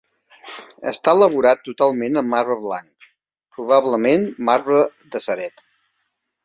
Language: Catalan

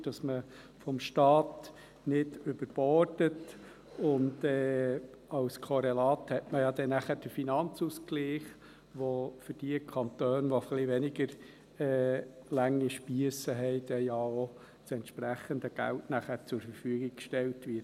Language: Swiss German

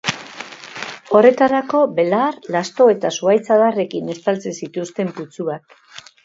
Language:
Basque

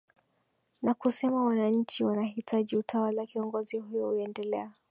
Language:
Swahili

